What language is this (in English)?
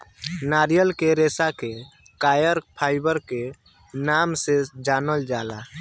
Bhojpuri